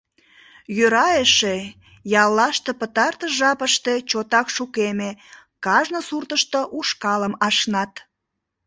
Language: Mari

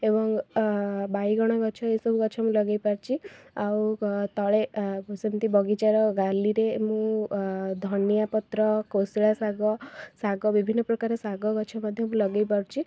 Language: Odia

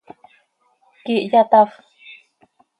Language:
Seri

